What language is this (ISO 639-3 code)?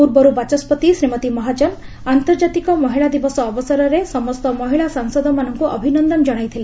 ori